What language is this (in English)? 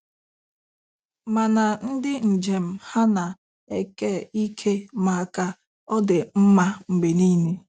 Igbo